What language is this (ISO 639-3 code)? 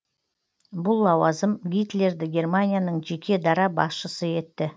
kaz